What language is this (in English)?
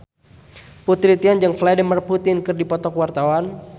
Sundanese